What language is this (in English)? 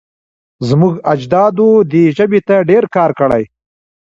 Pashto